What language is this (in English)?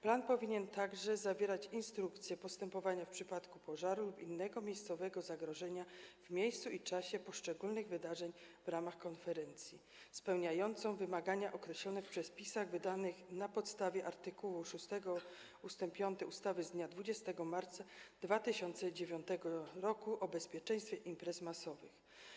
Polish